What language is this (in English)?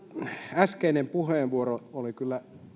Finnish